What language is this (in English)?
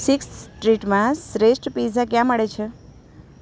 Gujarati